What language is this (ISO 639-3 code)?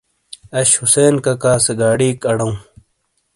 scl